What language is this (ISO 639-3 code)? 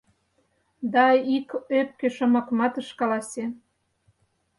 chm